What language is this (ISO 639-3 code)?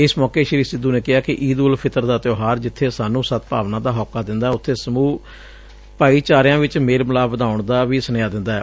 pan